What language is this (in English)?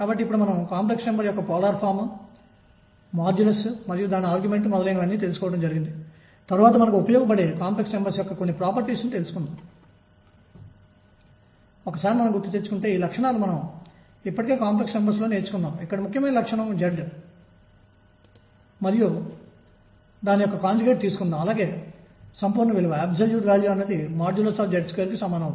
Telugu